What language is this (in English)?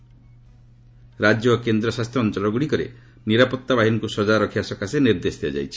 Odia